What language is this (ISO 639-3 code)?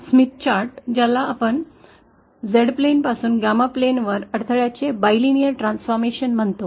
mar